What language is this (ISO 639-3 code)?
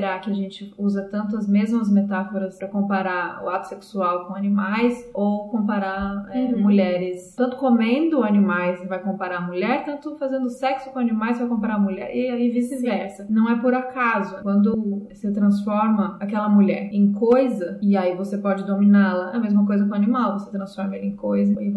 por